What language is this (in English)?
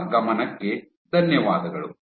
Kannada